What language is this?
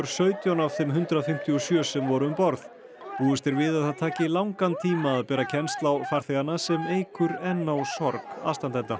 Icelandic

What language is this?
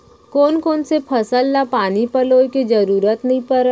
Chhattisgarhi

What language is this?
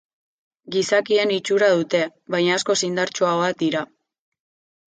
Basque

